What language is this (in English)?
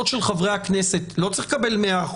Hebrew